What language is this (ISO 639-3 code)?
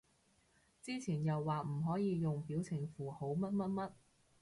yue